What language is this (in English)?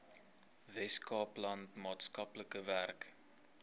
Afrikaans